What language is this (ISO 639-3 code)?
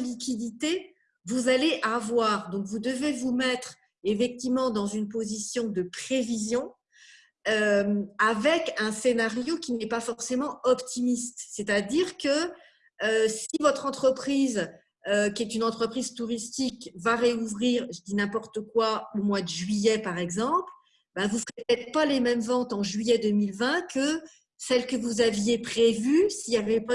fra